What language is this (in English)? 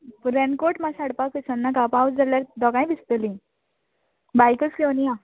Konkani